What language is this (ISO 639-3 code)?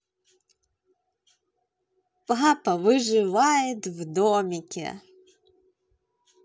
rus